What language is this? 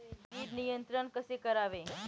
Marathi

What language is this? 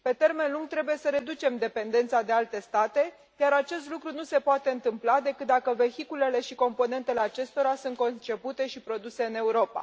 Romanian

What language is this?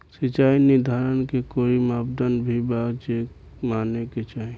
Bhojpuri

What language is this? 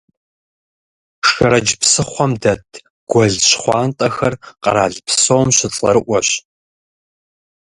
Kabardian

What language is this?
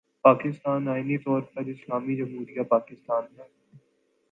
Urdu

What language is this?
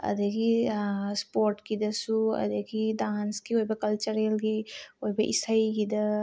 Manipuri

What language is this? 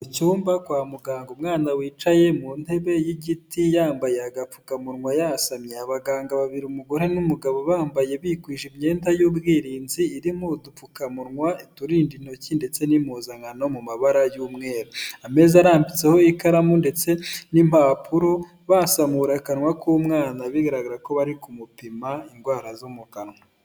Kinyarwanda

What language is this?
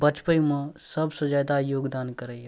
Maithili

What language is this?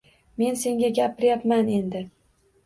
Uzbek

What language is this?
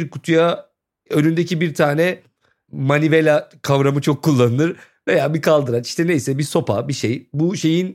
Turkish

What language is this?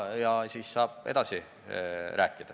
Estonian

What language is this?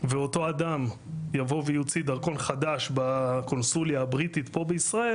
Hebrew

